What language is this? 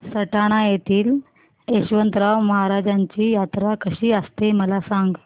Marathi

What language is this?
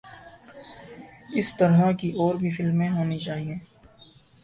Urdu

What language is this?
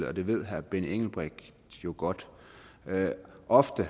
Danish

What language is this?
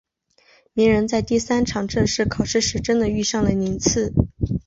Chinese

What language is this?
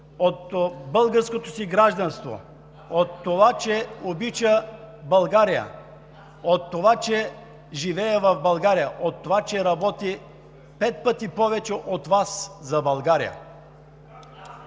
Bulgarian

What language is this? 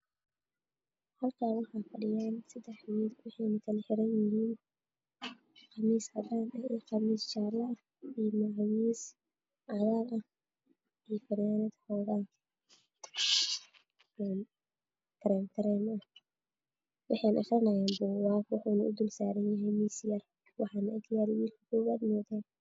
Somali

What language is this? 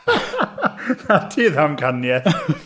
Welsh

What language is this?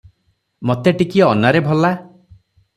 Odia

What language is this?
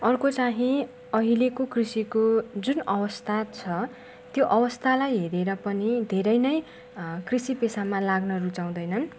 Nepali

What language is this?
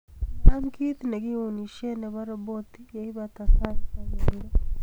Kalenjin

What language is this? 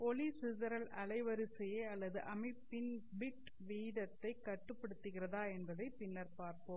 Tamil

